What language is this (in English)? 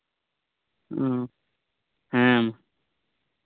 Santali